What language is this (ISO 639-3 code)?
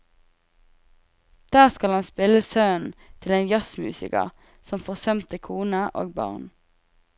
nor